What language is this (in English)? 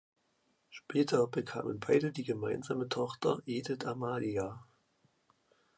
German